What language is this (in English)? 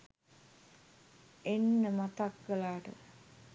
Sinhala